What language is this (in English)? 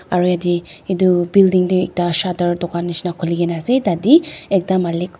Naga Pidgin